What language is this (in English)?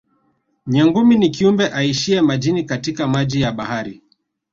Swahili